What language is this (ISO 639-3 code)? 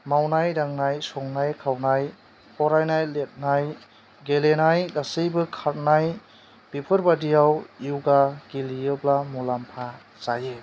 brx